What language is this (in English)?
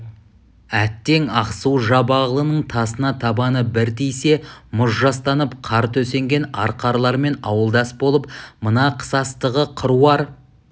Kazakh